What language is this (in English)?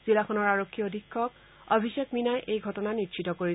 Assamese